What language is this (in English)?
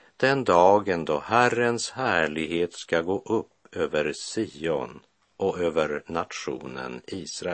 Swedish